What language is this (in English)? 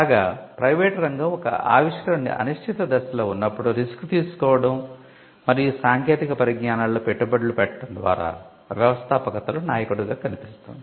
Telugu